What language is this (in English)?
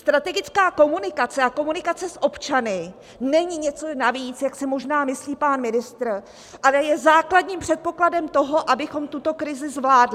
Czech